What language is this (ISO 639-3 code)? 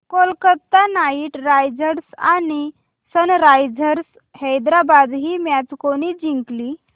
mar